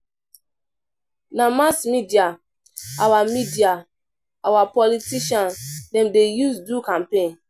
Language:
Nigerian Pidgin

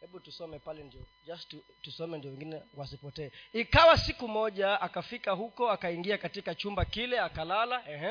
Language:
Swahili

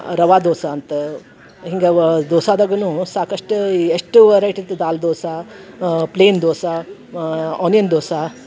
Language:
Kannada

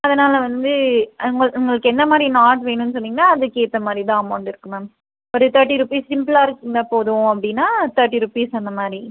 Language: Tamil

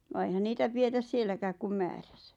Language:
Finnish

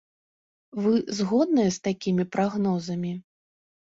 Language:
Belarusian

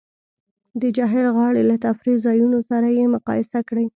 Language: Pashto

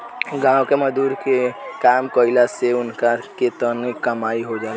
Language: Bhojpuri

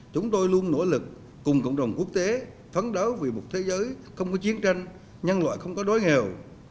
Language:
Vietnamese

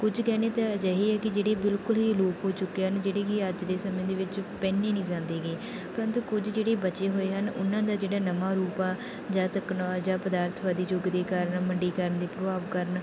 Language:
Punjabi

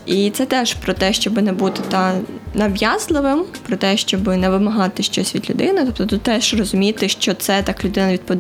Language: Ukrainian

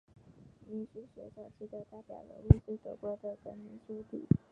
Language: Chinese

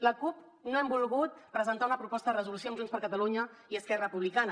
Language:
Catalan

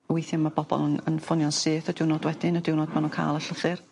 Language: Welsh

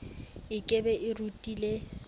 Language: Southern Sotho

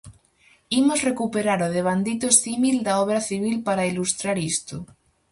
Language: Galician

